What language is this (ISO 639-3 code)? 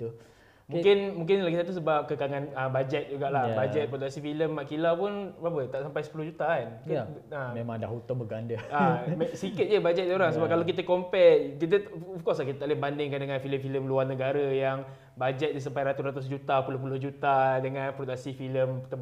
msa